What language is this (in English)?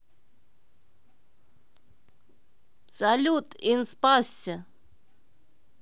Russian